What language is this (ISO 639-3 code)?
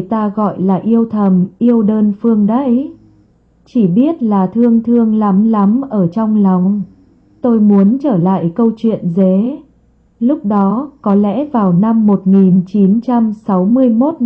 vie